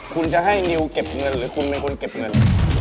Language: Thai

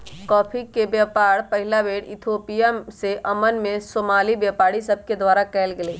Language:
Magahi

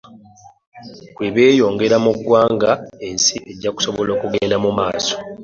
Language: Ganda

